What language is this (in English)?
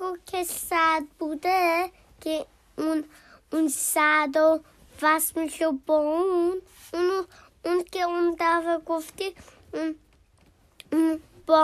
Persian